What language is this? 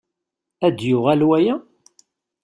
Kabyle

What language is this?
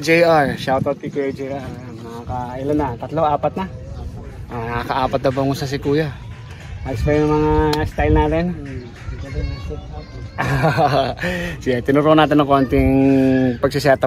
Filipino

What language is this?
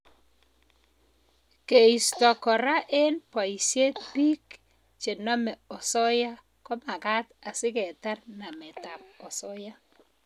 Kalenjin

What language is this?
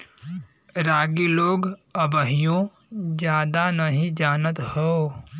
Bhojpuri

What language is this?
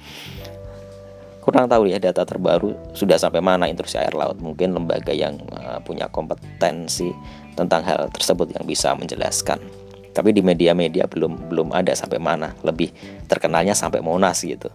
Indonesian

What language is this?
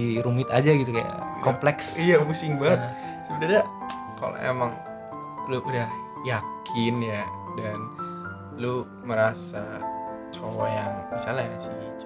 Indonesian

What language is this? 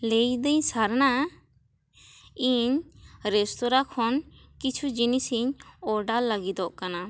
Santali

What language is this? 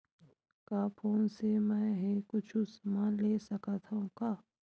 Chhattisgarhi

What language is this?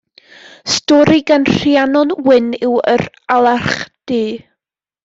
Welsh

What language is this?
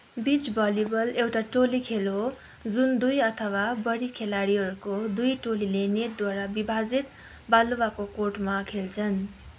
Nepali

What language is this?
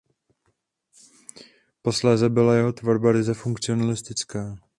Czech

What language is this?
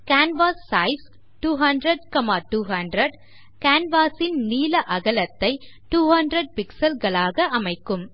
Tamil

